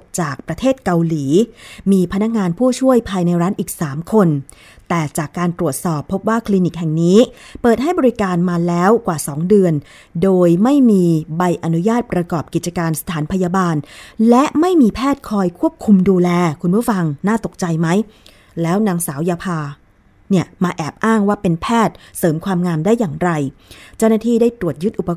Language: Thai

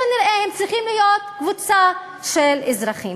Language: Hebrew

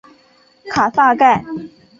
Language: Chinese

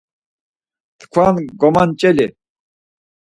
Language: Laz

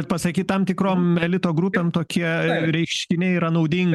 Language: Lithuanian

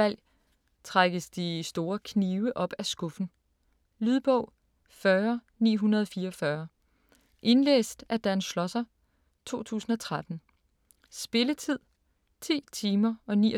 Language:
Danish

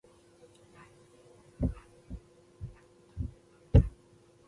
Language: Pashto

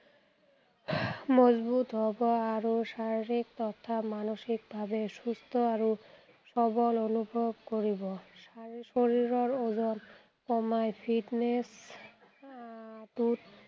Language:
Assamese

